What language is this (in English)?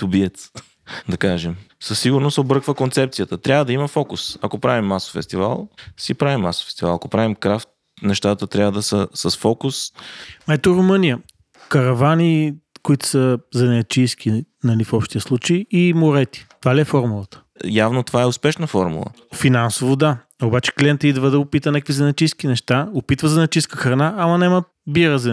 Bulgarian